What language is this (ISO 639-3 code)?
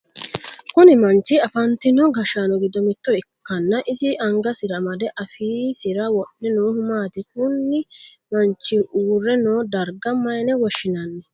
sid